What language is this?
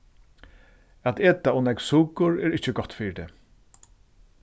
Faroese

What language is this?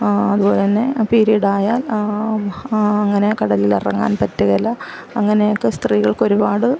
Malayalam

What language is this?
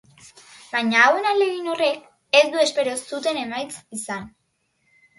Basque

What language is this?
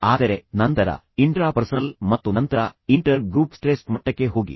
Kannada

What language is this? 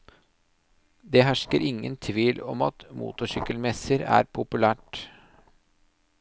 Norwegian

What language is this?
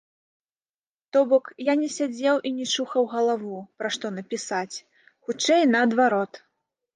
Belarusian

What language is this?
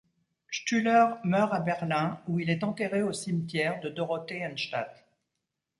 French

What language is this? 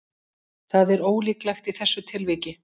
Icelandic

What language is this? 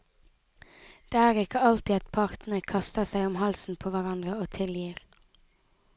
Norwegian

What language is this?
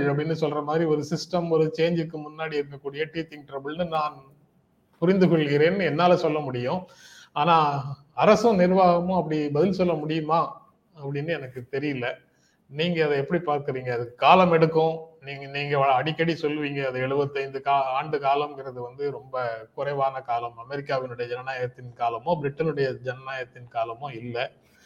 Tamil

